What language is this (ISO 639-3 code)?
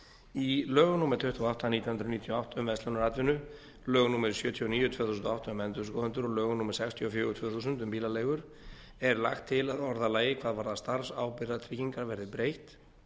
isl